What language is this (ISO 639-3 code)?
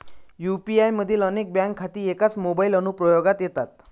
mar